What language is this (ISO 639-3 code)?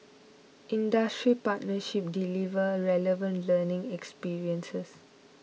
eng